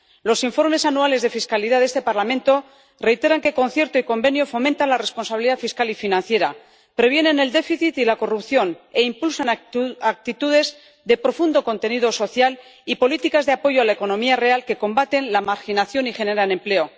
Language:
Spanish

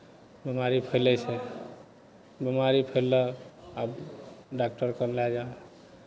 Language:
Maithili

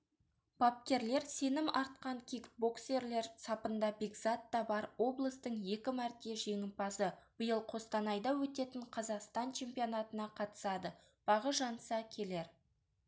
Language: Kazakh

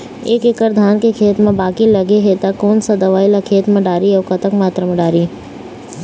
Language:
Chhattisgarhi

